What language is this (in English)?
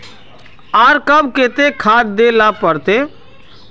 Magahi